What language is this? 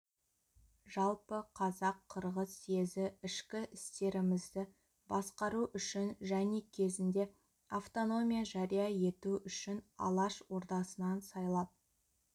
Kazakh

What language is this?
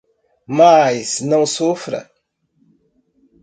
Portuguese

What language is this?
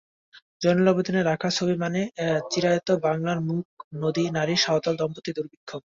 Bangla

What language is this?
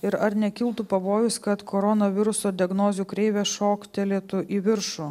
Lithuanian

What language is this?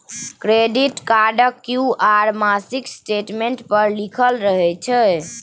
Maithili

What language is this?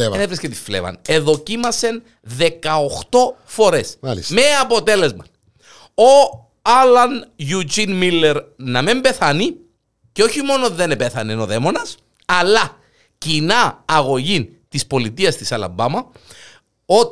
Greek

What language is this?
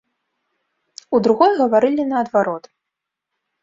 Belarusian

